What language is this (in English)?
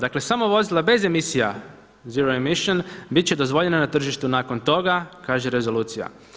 Croatian